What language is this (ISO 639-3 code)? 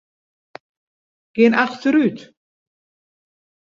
fry